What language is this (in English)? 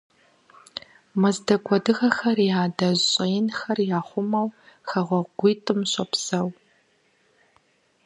Kabardian